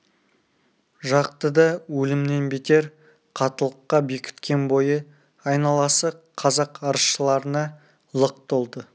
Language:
Kazakh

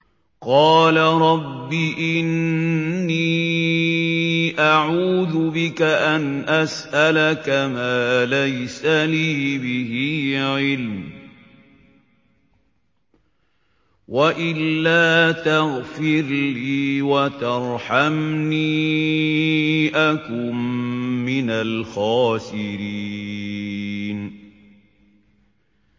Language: Arabic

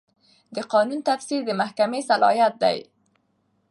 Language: Pashto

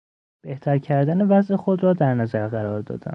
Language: Persian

